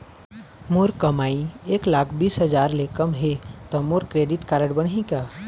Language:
Chhattisgarhi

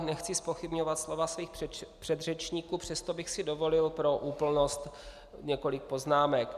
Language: Czech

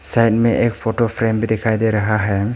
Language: Hindi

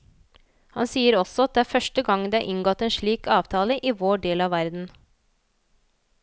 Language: Norwegian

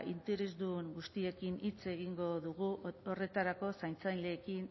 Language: Basque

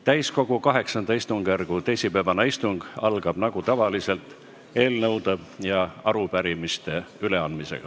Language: Estonian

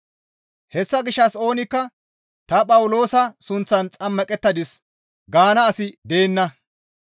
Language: Gamo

